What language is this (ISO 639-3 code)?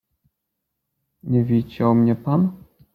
pol